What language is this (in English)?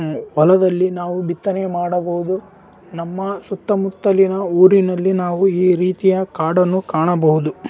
Kannada